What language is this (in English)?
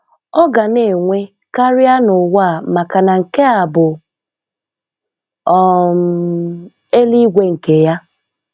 Igbo